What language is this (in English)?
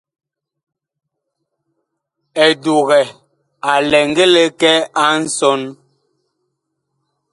Bakoko